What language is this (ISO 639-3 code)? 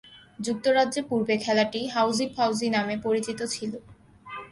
ben